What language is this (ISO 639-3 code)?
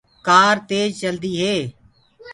ggg